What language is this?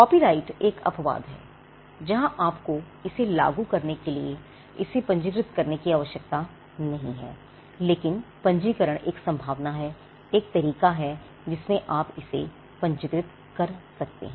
Hindi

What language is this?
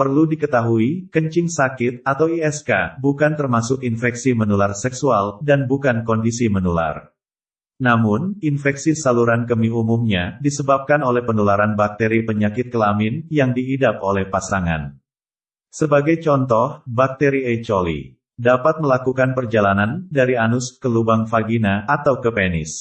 Indonesian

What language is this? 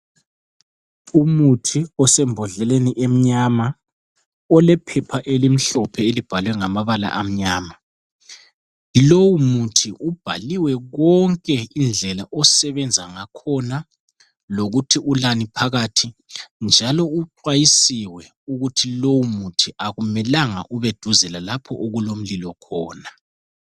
North Ndebele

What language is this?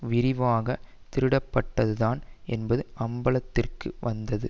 Tamil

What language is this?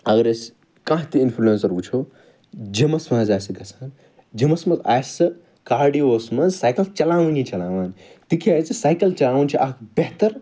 Kashmiri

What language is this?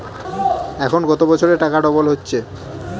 Bangla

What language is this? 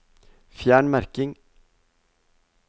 Norwegian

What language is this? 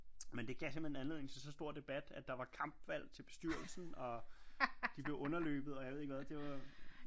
Danish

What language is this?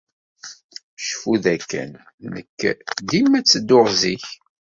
Kabyle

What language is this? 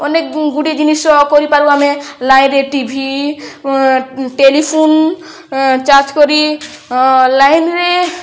Odia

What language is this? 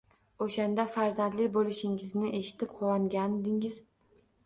Uzbek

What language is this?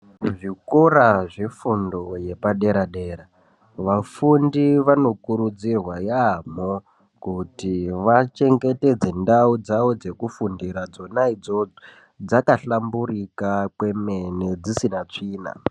Ndau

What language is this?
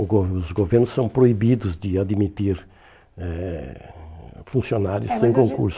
Portuguese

